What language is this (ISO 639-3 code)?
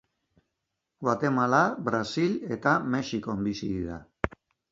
eus